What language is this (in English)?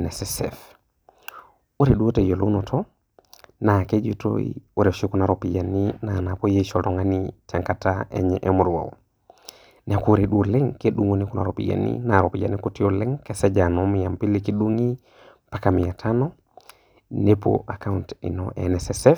Masai